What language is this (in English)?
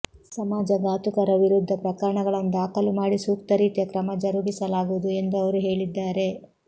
Kannada